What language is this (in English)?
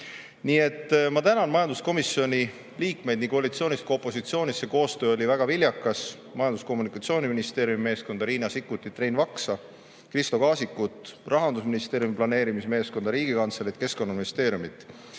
Estonian